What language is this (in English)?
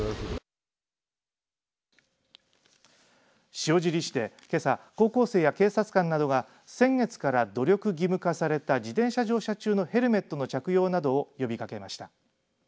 Japanese